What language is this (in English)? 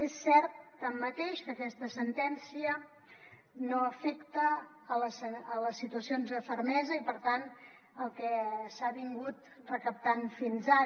Catalan